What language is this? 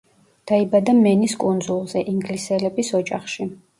Georgian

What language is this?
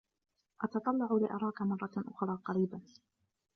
Arabic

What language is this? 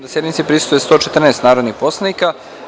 Serbian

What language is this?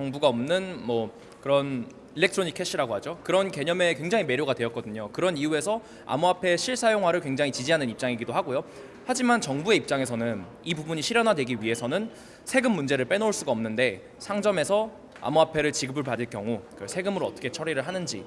Korean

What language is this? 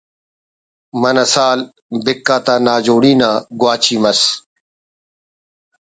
Brahui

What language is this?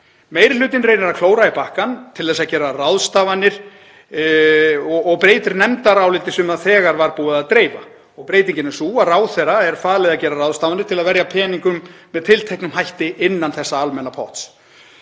Icelandic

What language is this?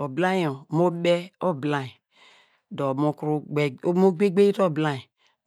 Degema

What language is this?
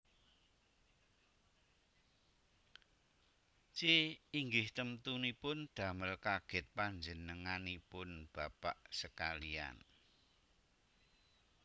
Javanese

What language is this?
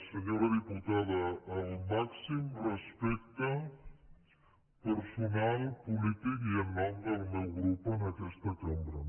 Catalan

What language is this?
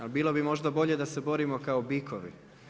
Croatian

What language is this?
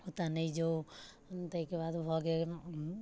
Maithili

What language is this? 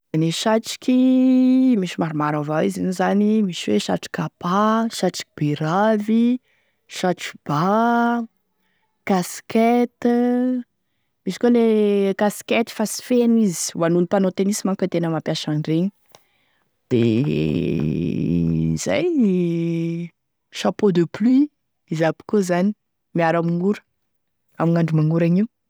Tesaka Malagasy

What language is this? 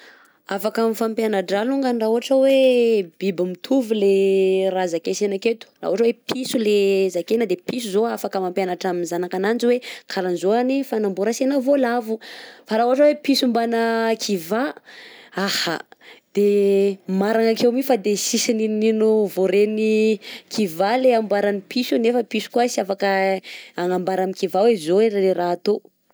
Southern Betsimisaraka Malagasy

